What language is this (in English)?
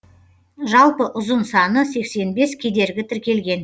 Kazakh